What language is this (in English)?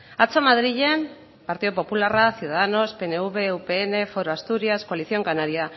Basque